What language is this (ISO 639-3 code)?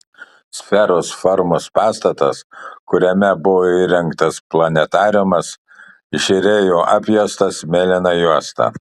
lit